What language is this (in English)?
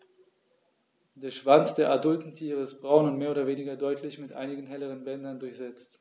German